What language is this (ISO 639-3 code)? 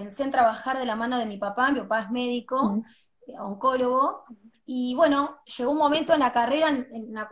spa